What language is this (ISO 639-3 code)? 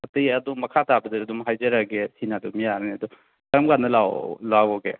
mni